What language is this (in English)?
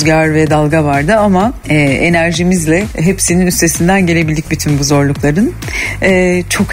Turkish